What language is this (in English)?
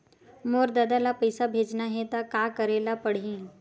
Chhattisgarhi